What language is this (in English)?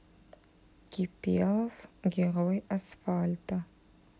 Russian